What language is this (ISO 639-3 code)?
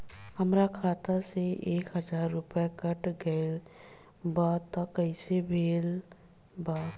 bho